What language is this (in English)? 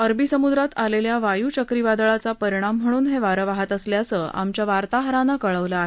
Marathi